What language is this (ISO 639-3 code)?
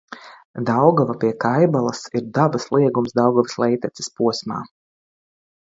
lav